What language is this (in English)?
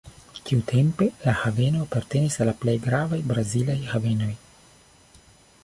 Esperanto